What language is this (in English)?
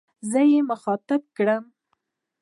Pashto